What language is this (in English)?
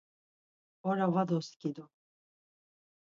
Laz